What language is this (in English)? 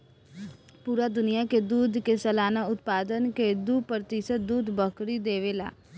Bhojpuri